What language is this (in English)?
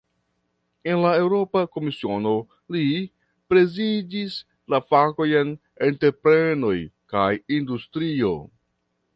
Esperanto